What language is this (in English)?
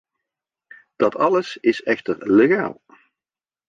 Dutch